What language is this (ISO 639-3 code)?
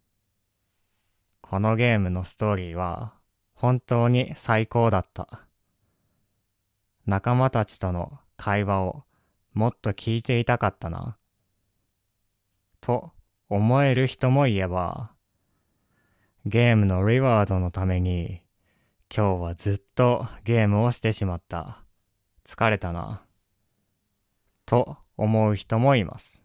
jpn